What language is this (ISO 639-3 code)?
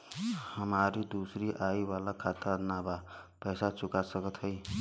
bho